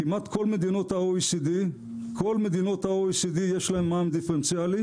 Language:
Hebrew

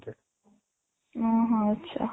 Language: Odia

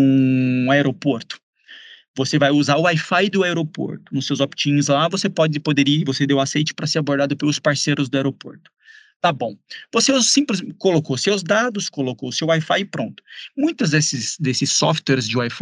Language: Portuguese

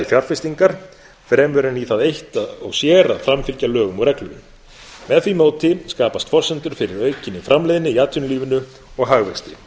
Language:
Icelandic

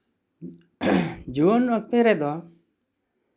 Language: Santali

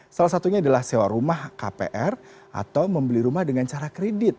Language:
Indonesian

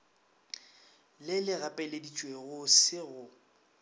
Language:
Northern Sotho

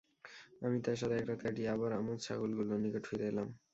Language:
Bangla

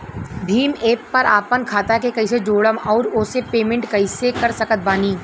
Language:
Bhojpuri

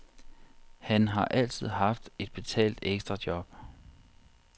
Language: Danish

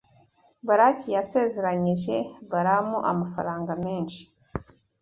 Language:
Kinyarwanda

